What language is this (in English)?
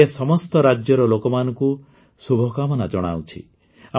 Odia